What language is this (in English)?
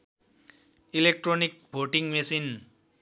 Nepali